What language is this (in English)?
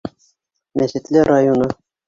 Bashkir